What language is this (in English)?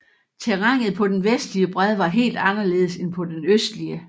Danish